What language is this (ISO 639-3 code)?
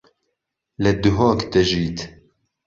ckb